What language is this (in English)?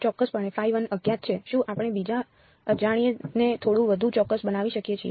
Gujarati